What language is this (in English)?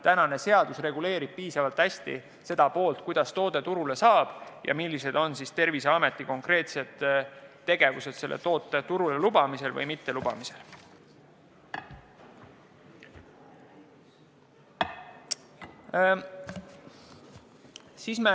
Estonian